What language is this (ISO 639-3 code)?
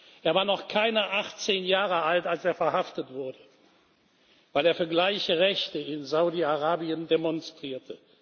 deu